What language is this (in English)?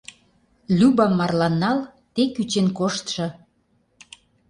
Mari